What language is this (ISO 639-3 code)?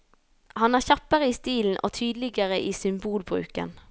nor